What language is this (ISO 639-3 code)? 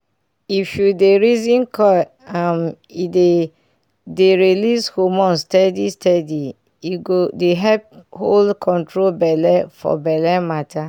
pcm